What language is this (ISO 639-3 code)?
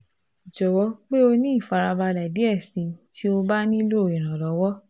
yor